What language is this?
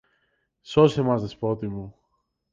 Greek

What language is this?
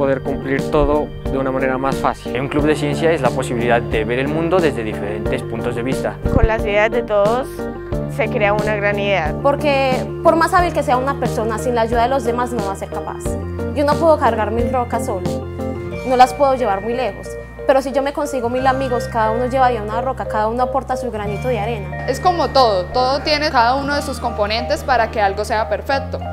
Spanish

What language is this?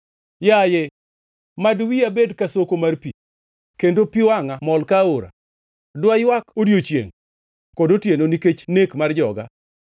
Luo (Kenya and Tanzania)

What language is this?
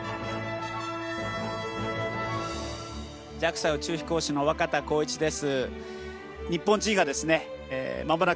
Japanese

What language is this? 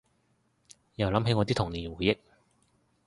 Cantonese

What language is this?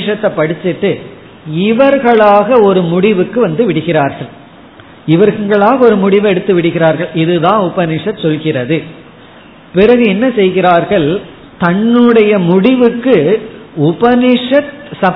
Tamil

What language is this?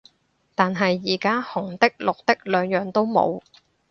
Cantonese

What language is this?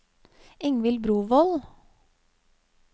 Norwegian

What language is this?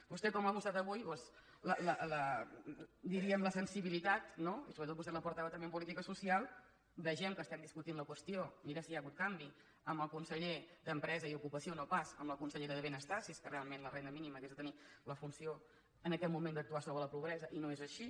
Catalan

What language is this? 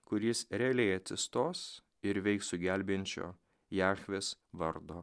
Lithuanian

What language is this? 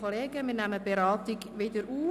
Swiss German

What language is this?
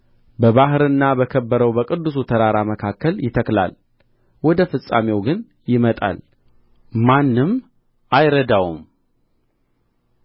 Amharic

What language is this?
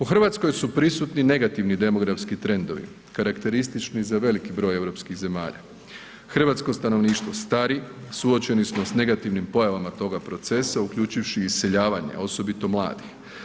Croatian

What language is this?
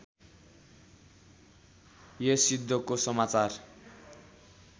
Nepali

